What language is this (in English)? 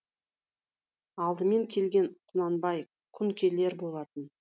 Kazakh